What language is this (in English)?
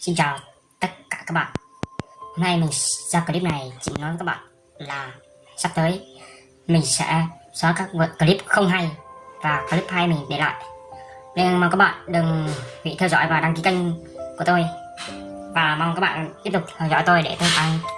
Vietnamese